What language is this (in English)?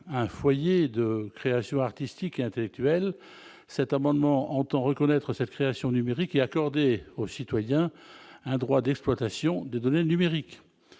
French